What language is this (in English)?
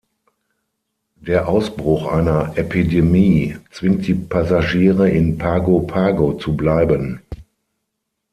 German